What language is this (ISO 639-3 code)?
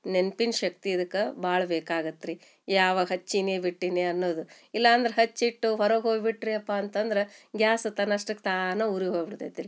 kan